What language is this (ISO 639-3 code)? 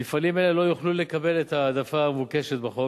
heb